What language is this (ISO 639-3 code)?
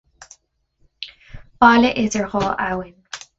gle